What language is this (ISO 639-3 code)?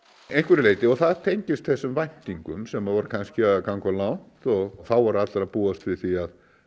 isl